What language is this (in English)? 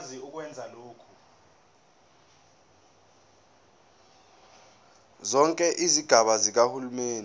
Zulu